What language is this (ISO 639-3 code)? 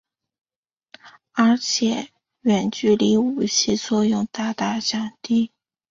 zho